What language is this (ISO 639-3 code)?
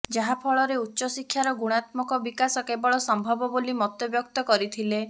ori